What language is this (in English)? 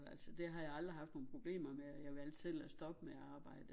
Danish